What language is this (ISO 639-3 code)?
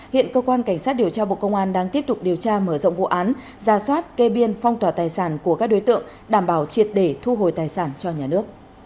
vie